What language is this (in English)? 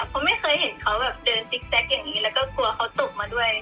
Thai